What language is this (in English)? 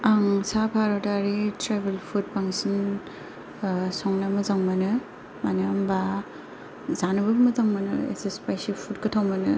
Bodo